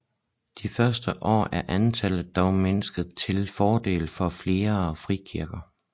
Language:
Danish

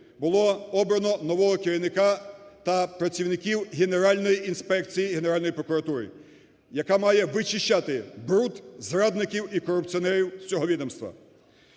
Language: Ukrainian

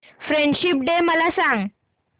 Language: Marathi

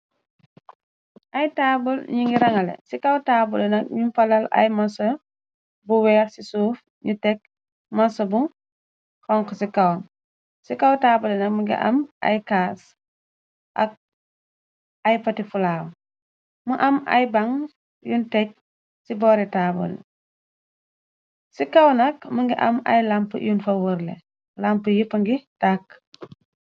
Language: Wolof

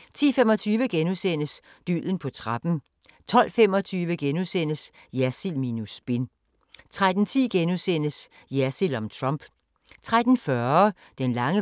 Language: Danish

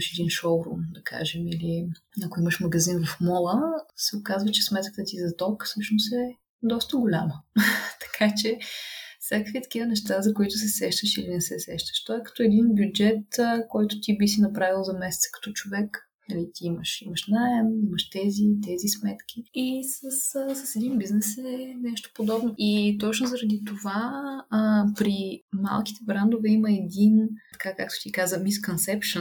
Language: Bulgarian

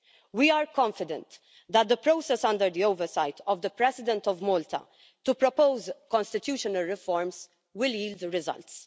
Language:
English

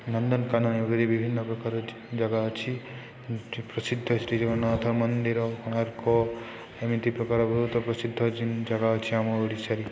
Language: Odia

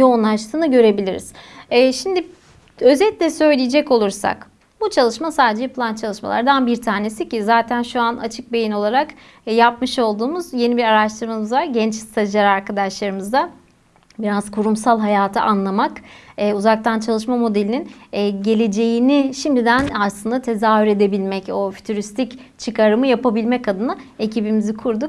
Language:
Turkish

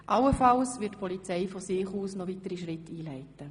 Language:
Swiss German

